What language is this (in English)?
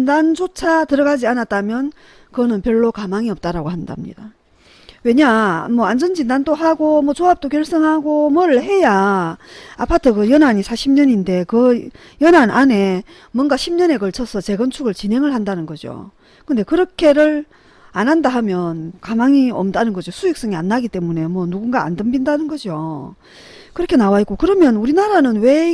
Korean